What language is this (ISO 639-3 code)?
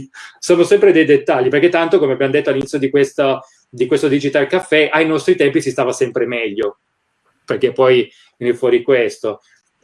ita